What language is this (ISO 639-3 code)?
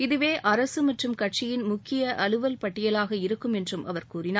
tam